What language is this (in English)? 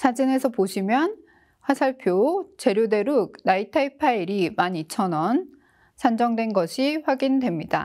Korean